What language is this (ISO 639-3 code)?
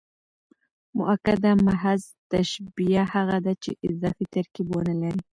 pus